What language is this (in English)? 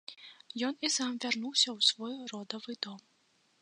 Belarusian